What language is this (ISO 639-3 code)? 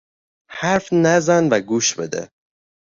fas